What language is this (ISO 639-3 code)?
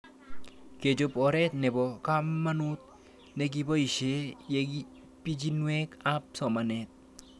kln